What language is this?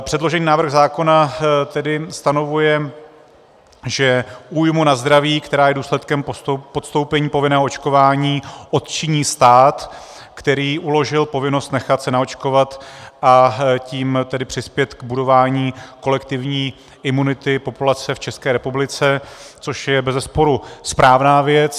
Czech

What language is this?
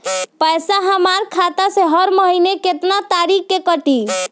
Bhojpuri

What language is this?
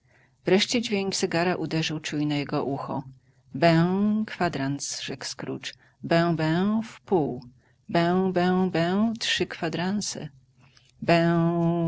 Polish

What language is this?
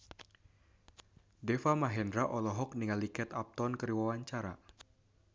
Sundanese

